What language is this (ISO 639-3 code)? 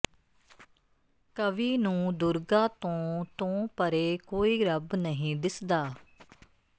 pan